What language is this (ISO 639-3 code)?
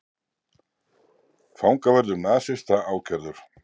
isl